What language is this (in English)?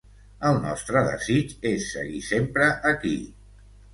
Catalan